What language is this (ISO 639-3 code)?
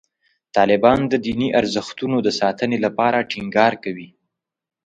pus